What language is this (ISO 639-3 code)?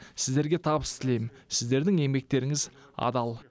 kaz